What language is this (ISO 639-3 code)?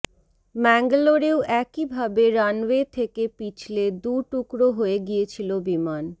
ben